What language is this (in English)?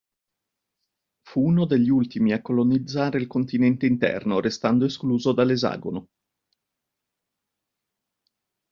Italian